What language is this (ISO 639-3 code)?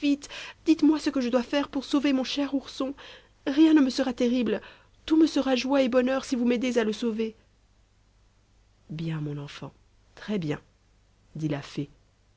fra